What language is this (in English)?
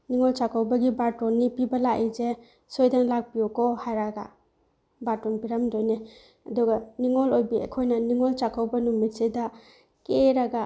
Manipuri